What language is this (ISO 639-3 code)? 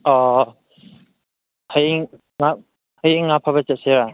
mni